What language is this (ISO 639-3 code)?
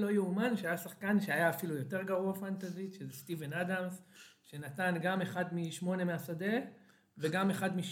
heb